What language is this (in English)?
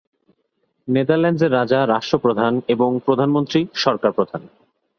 Bangla